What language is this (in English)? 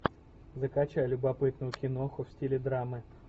Russian